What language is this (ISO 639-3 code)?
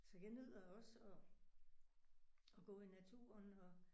dan